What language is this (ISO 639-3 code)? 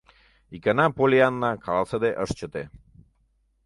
chm